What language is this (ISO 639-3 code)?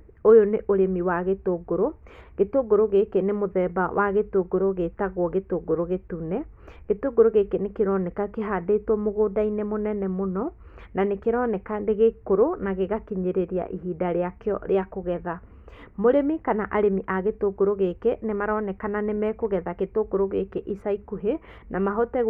kik